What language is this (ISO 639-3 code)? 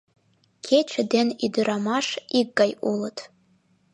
chm